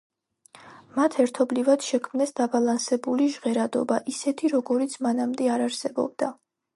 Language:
Georgian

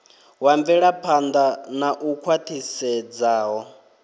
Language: Venda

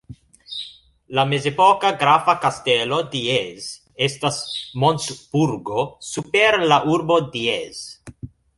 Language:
Esperanto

